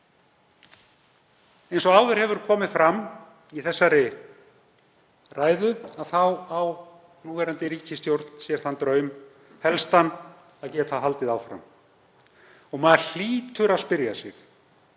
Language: Icelandic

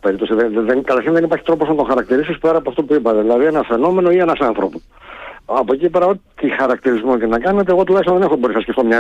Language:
Greek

